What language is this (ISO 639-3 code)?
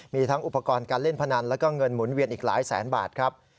tha